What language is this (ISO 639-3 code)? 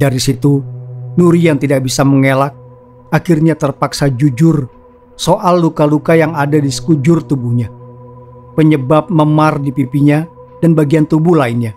ind